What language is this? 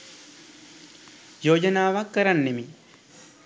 Sinhala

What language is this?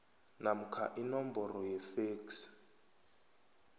South Ndebele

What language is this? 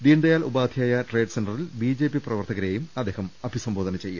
Malayalam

